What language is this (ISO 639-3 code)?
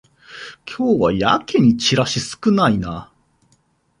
jpn